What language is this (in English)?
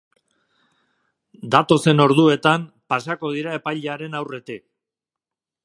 Basque